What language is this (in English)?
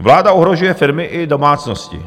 Czech